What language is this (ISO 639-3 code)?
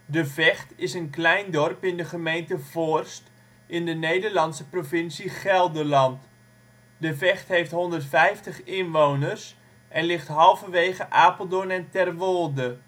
nld